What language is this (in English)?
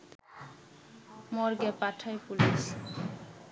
Bangla